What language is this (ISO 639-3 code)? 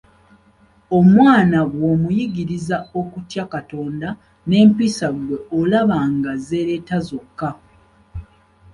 lug